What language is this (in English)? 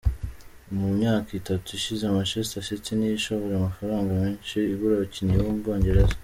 Kinyarwanda